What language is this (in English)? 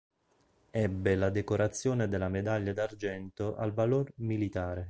Italian